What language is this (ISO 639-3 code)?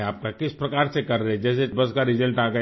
urd